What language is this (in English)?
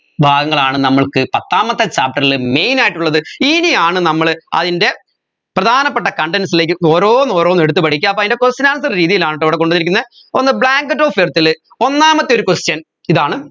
Malayalam